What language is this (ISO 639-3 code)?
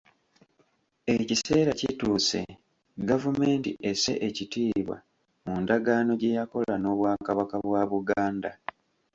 lug